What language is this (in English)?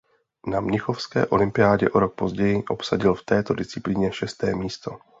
Czech